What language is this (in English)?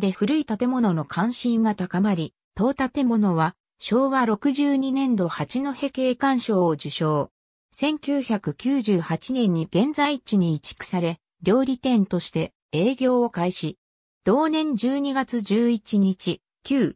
Japanese